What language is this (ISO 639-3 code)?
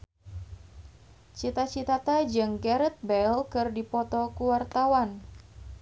sun